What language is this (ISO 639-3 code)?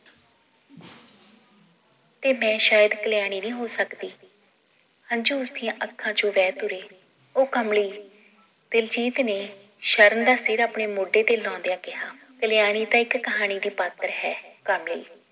pan